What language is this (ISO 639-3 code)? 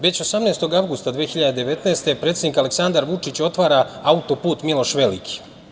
srp